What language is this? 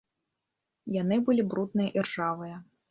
Belarusian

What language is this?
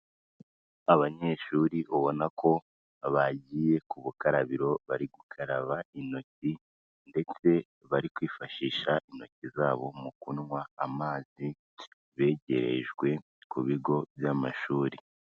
Kinyarwanda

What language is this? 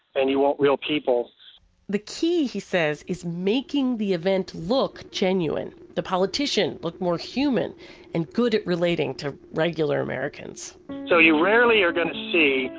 English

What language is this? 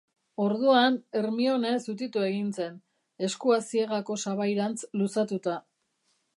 Basque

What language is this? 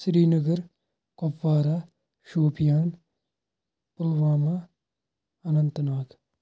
Kashmiri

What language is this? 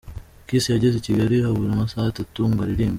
Kinyarwanda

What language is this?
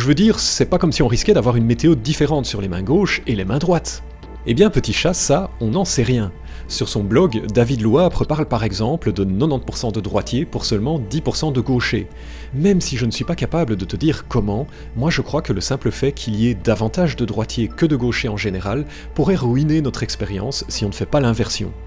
French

